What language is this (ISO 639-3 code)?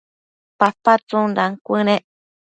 mcf